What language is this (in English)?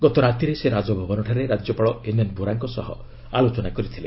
Odia